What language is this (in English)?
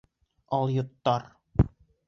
Bashkir